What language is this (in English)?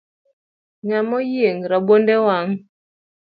Luo (Kenya and Tanzania)